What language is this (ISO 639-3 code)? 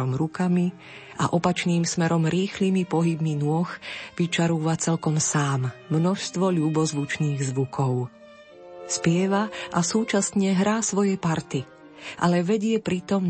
slk